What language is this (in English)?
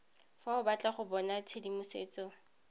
Tswana